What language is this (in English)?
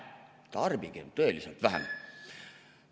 Estonian